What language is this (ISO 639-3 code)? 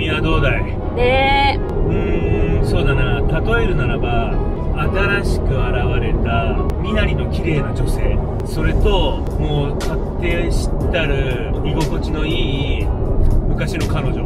jpn